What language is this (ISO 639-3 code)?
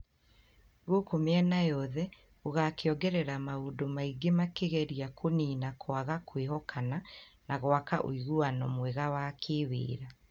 kik